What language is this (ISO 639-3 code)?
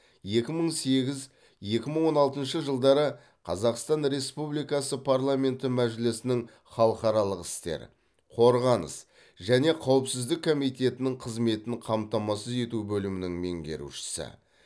kaz